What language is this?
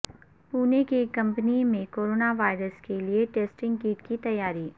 Urdu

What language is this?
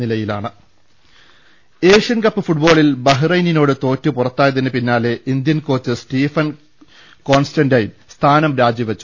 Malayalam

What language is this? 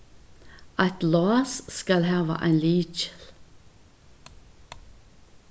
Faroese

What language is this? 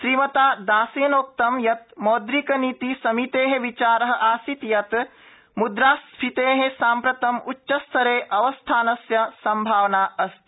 Sanskrit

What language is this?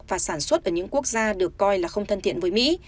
Vietnamese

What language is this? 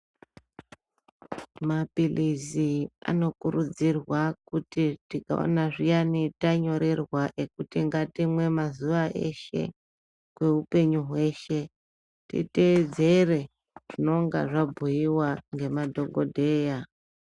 Ndau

